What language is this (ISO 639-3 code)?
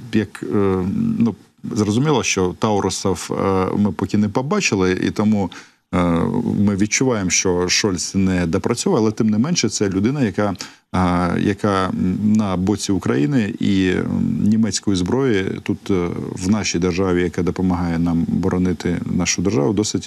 ukr